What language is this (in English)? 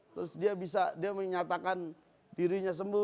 Indonesian